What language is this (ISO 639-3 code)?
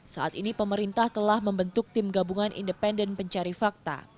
ind